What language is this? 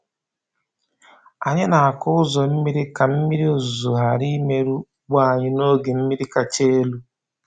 Igbo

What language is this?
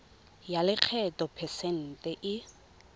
Tswana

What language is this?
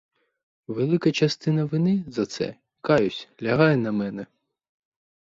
Ukrainian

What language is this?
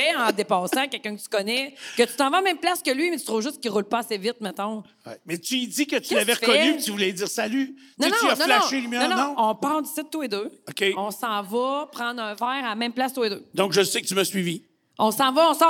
French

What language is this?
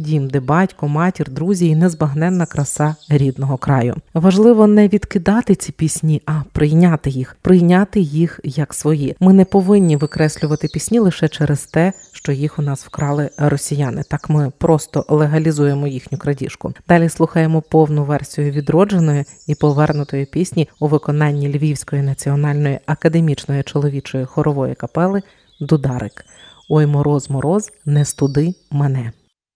Ukrainian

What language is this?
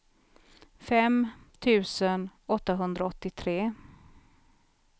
Swedish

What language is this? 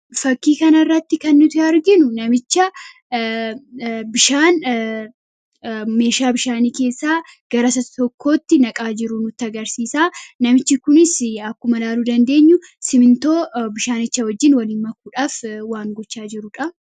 Oromo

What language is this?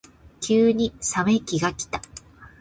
Japanese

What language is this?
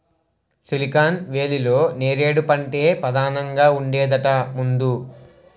Telugu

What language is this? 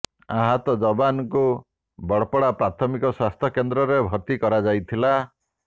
Odia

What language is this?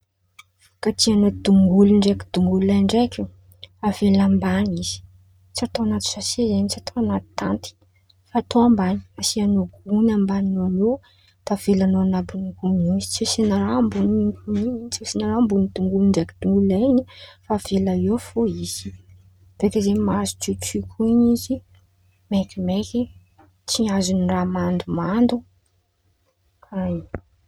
Antankarana Malagasy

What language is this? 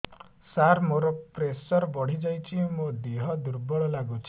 Odia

